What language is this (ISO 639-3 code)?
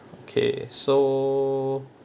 eng